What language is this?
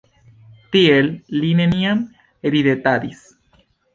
Esperanto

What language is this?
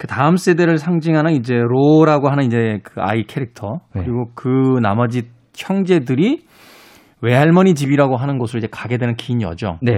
Korean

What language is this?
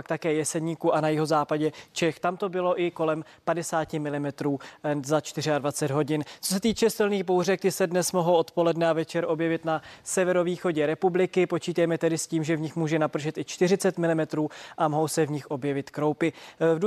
Czech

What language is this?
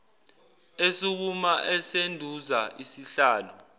Zulu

